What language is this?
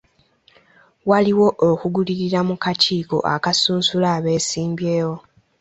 Ganda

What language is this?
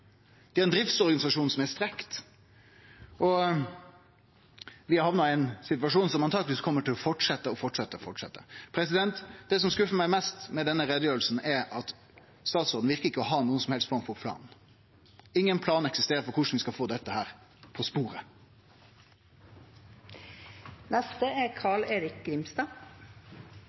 Norwegian Nynorsk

